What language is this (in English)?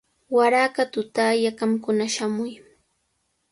Cajatambo North Lima Quechua